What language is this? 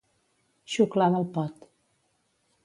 Catalan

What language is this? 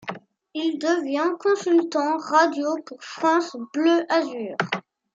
French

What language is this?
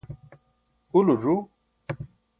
Burushaski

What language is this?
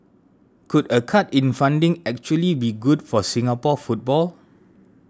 English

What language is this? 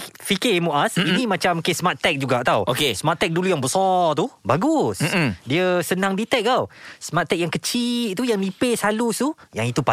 Malay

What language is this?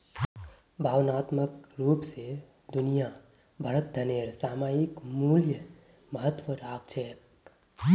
Magahi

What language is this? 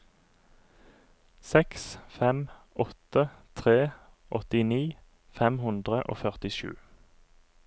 Norwegian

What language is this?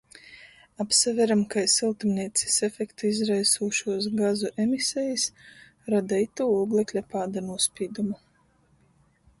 Latgalian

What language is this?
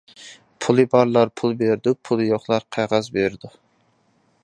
Uyghur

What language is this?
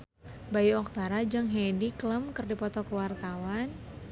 Sundanese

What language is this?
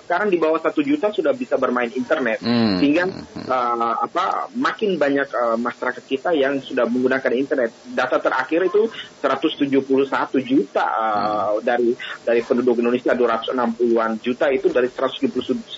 Indonesian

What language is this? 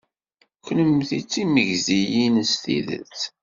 Kabyle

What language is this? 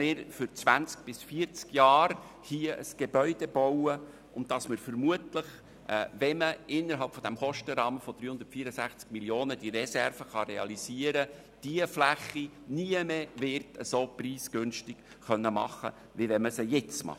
Swiss German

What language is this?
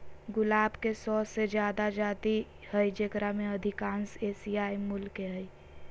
Magahi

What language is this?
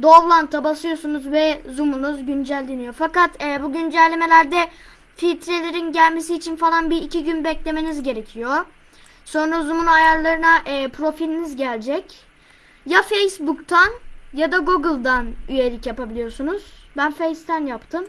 Turkish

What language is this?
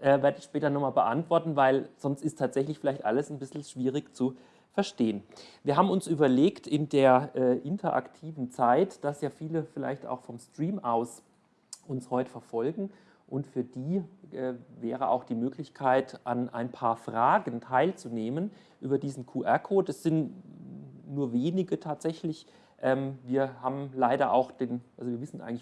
German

